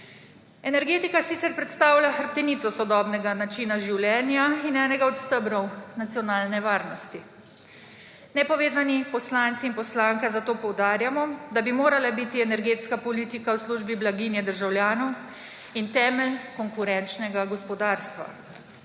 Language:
Slovenian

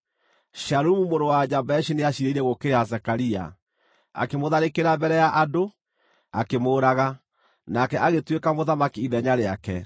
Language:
Kikuyu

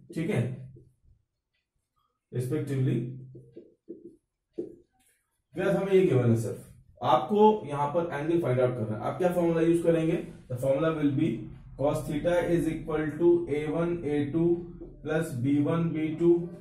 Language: Hindi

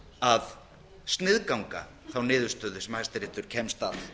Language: Icelandic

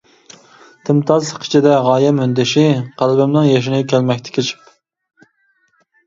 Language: Uyghur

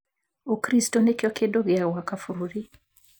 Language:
Kikuyu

